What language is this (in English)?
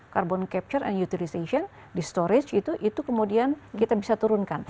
Indonesian